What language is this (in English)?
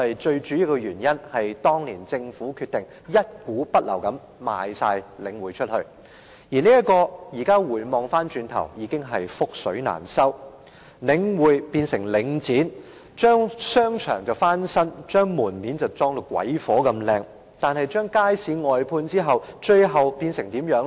Cantonese